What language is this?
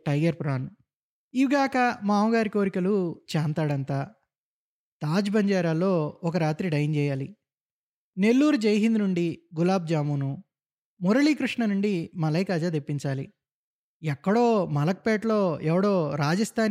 Telugu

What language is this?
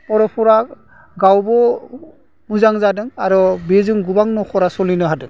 Bodo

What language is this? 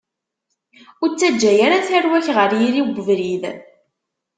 Kabyle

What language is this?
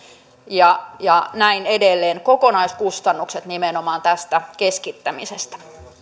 Finnish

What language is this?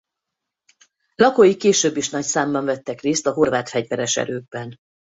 Hungarian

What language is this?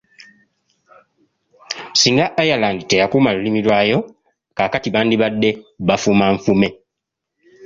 Ganda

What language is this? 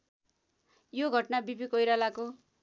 Nepali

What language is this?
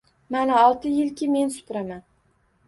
Uzbek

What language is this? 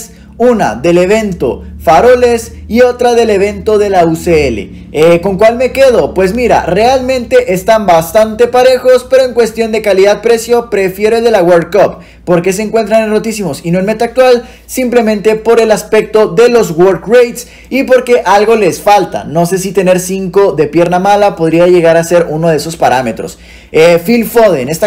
Spanish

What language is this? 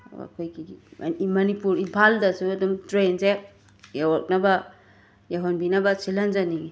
Manipuri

